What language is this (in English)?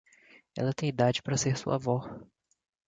Portuguese